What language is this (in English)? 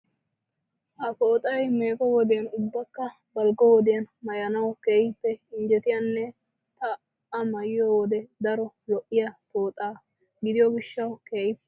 Wolaytta